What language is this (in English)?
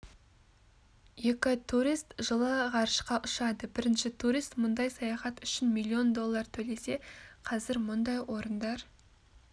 Kazakh